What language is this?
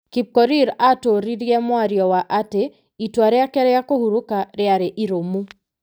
Kikuyu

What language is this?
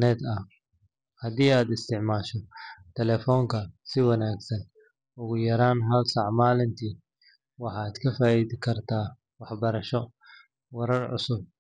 Somali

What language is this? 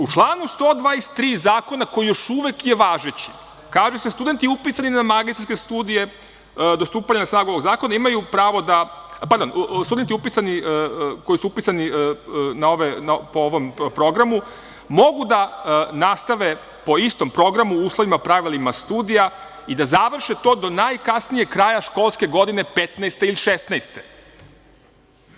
Serbian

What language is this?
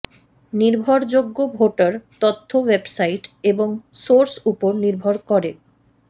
Bangla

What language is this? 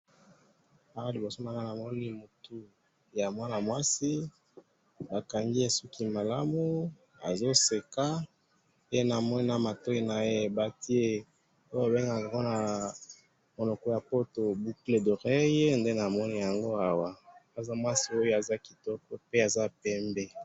Lingala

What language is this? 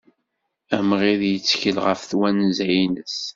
Kabyle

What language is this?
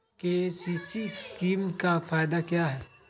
Magahi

